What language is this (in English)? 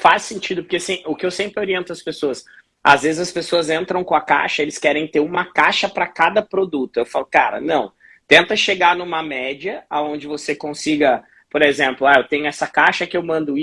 Portuguese